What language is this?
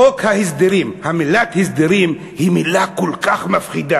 Hebrew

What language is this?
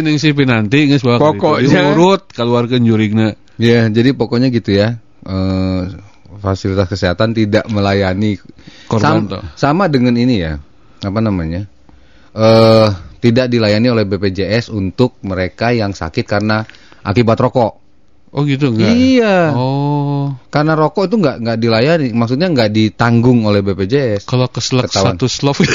Indonesian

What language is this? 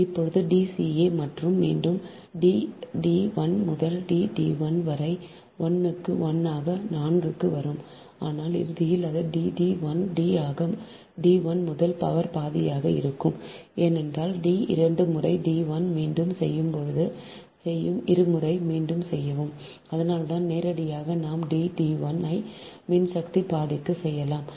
Tamil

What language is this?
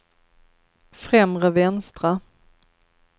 Swedish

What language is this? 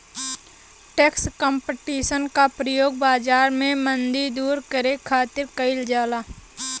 Bhojpuri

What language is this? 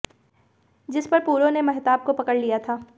Hindi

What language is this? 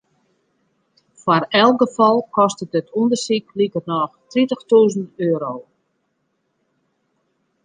Western Frisian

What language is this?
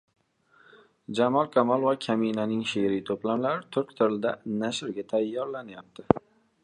Uzbek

